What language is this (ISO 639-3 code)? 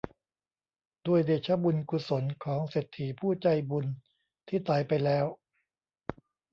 tha